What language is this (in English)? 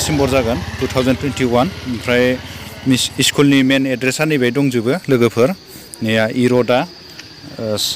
Korean